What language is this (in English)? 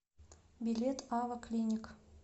Russian